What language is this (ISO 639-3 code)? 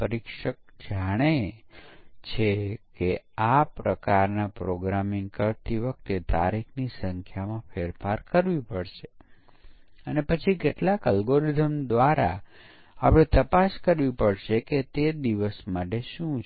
guj